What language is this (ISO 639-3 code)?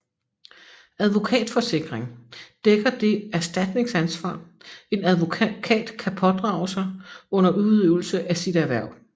dan